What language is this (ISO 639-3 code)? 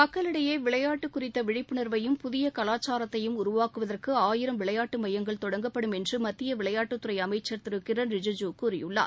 tam